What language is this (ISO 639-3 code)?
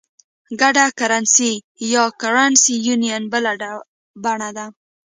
pus